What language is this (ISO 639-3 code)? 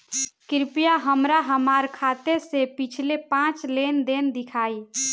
bho